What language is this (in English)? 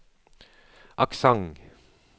Norwegian